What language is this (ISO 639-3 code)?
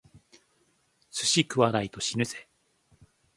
jpn